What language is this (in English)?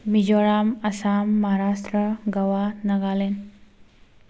Manipuri